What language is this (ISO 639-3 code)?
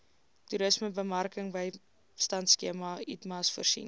afr